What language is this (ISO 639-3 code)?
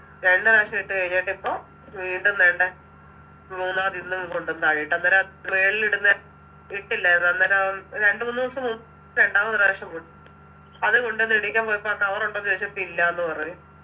mal